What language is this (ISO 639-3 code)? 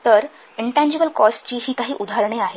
mar